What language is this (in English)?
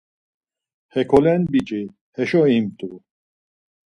Laz